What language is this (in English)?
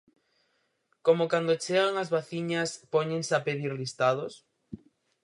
Galician